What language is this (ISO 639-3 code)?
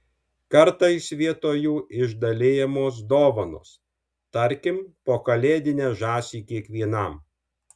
lit